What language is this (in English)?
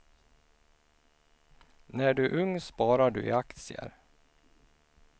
Swedish